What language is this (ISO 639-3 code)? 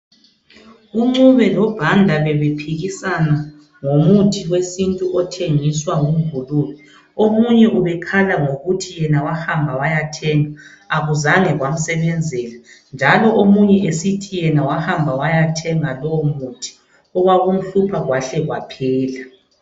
nde